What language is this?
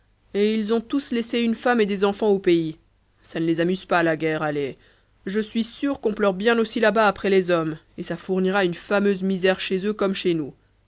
French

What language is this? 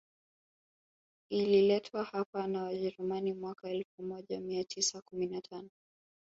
Swahili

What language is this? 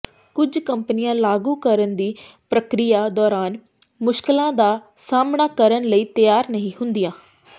Punjabi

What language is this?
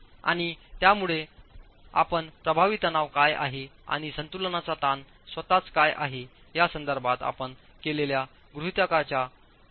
Marathi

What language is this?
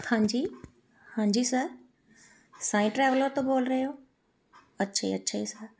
Punjabi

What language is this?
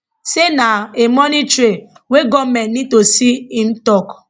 Nigerian Pidgin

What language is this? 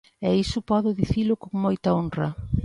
Galician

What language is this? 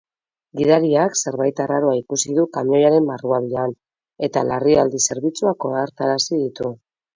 Basque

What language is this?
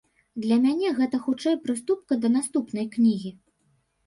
Belarusian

